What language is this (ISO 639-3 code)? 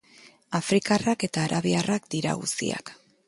eus